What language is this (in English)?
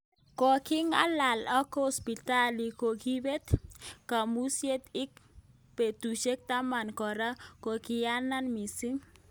Kalenjin